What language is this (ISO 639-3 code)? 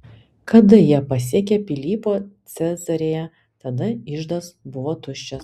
lit